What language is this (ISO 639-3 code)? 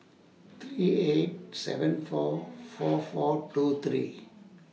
eng